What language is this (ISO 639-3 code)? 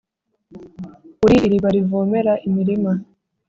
kin